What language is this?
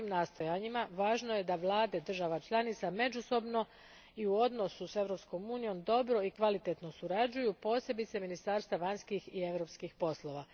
Croatian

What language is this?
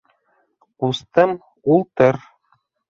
Bashkir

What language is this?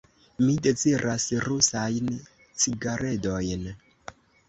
Esperanto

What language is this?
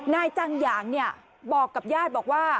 Thai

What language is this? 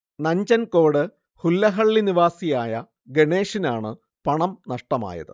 Malayalam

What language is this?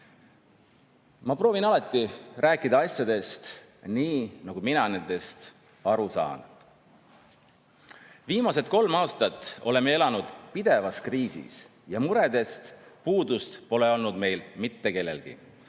Estonian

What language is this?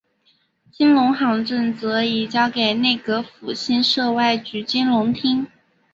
Chinese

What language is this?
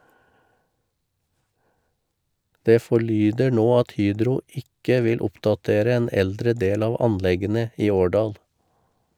Norwegian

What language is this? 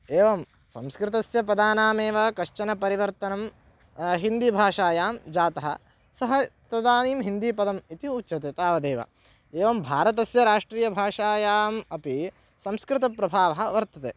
Sanskrit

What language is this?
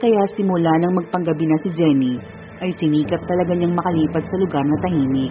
Filipino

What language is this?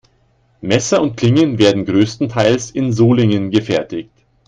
German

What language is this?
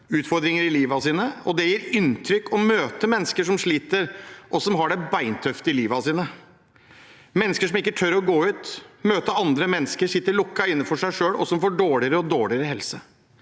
Norwegian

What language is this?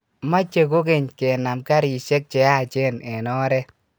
Kalenjin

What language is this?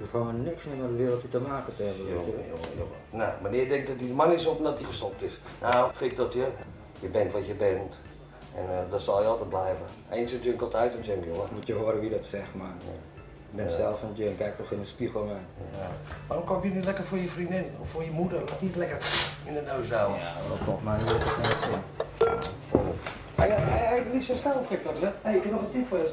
Dutch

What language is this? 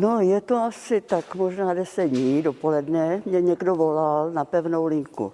Czech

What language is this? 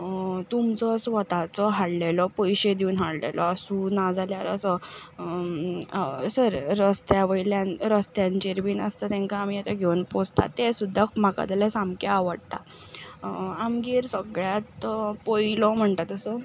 Konkani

